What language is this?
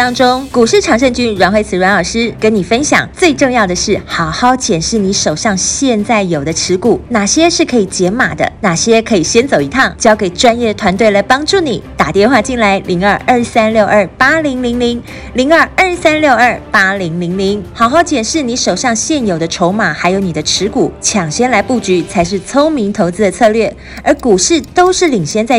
Chinese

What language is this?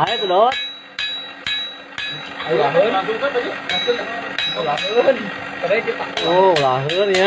Indonesian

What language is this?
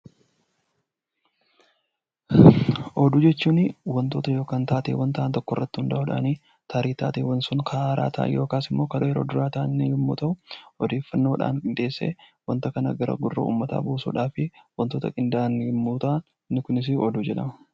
Oromo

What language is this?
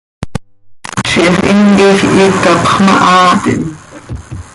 Seri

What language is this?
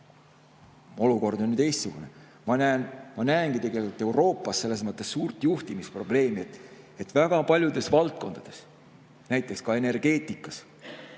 Estonian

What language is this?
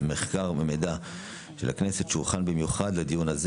Hebrew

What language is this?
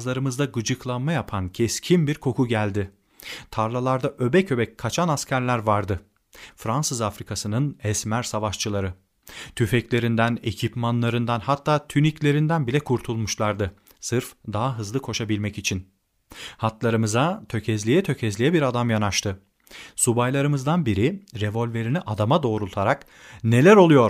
Turkish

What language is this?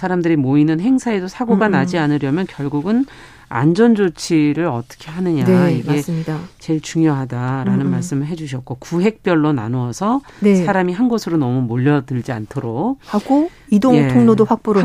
Korean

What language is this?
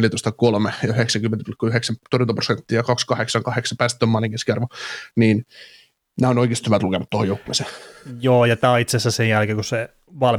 Finnish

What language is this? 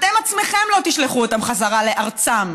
Hebrew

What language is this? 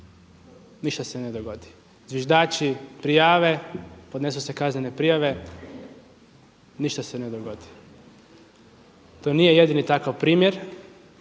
Croatian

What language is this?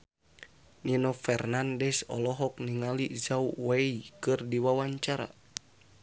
Sundanese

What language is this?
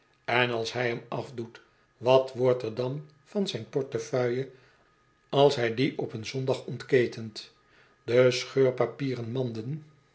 Dutch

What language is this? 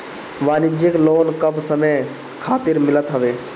Bhojpuri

